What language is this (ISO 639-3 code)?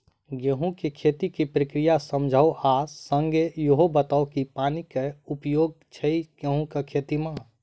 mai